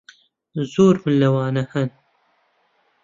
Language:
Central Kurdish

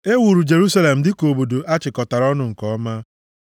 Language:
Igbo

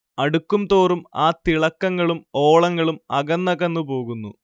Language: Malayalam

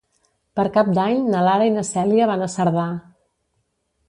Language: Catalan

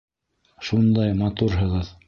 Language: Bashkir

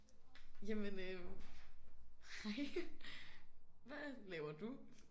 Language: Danish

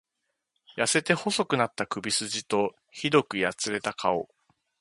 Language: Japanese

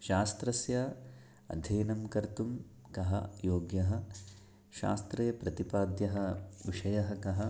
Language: Sanskrit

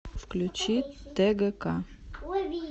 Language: Russian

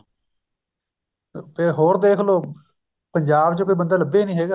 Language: Punjabi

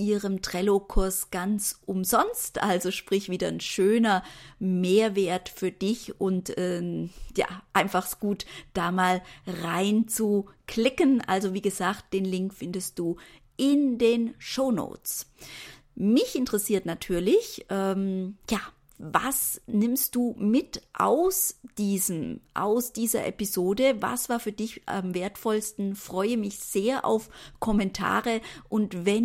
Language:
German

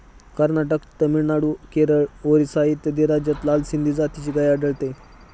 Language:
Marathi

